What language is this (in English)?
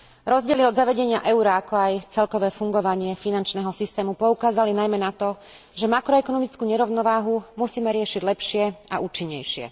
Slovak